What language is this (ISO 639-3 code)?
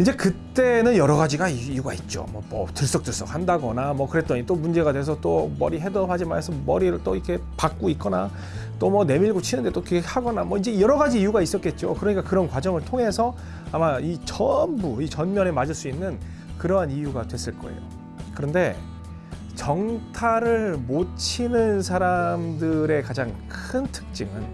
kor